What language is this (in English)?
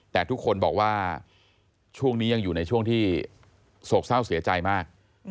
Thai